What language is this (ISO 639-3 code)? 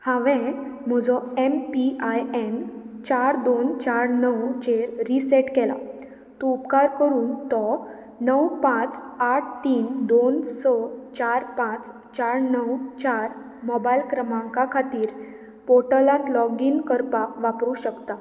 kok